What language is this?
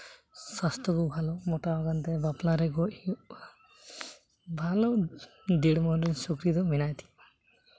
Santali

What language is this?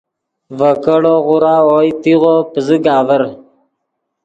Yidgha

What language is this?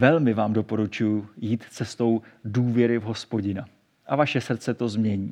Czech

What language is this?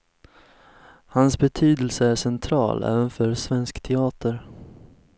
Swedish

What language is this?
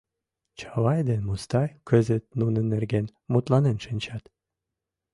Mari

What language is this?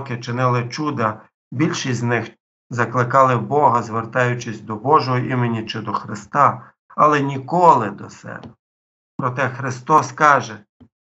Ukrainian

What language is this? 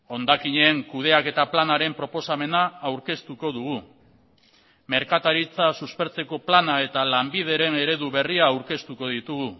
Basque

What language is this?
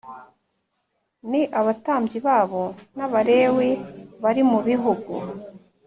Kinyarwanda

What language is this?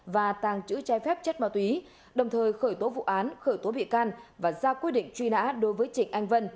Vietnamese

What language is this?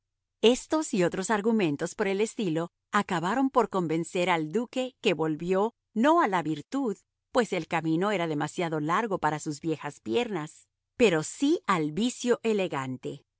Spanish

